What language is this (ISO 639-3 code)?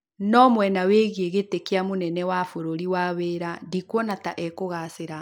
kik